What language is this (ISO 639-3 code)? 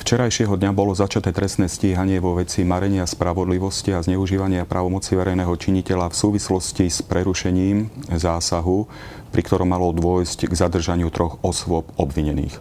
slk